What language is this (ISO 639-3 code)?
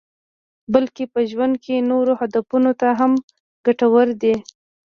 pus